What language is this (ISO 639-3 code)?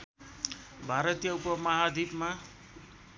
nep